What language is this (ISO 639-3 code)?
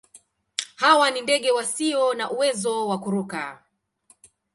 swa